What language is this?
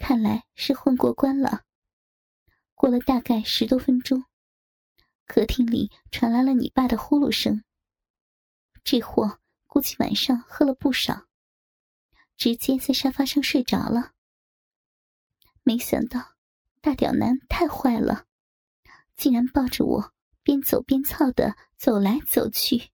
Chinese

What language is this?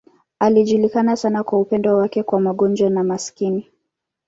Swahili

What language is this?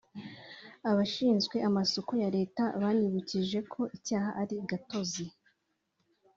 Kinyarwanda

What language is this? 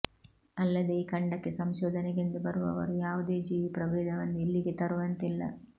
Kannada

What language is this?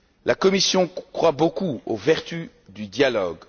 French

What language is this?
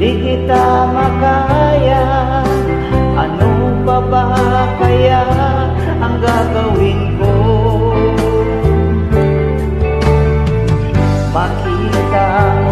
Thai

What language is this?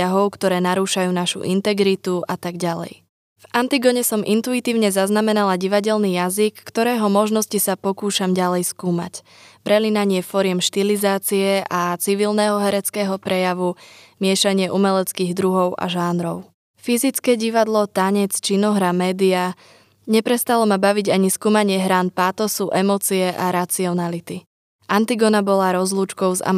Slovak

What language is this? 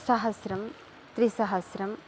Sanskrit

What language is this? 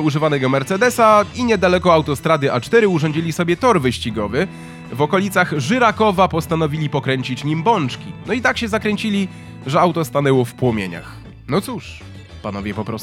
Polish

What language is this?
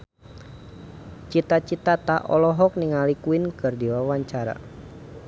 Sundanese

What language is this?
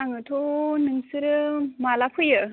Bodo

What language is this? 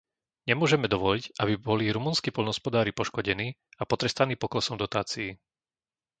Slovak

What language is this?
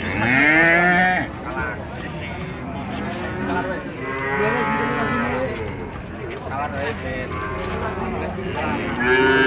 Indonesian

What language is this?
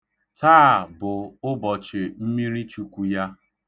Igbo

